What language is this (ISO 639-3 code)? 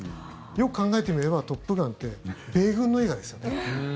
jpn